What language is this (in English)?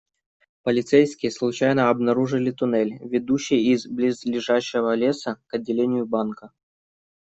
Russian